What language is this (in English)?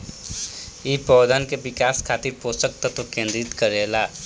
Bhojpuri